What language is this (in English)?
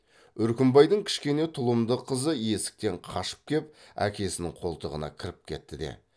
Kazakh